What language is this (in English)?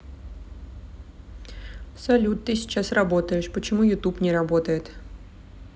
Russian